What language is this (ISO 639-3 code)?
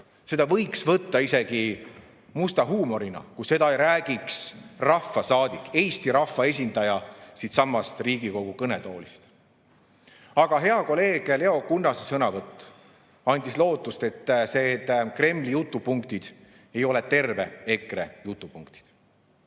est